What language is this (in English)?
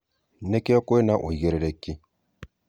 Kikuyu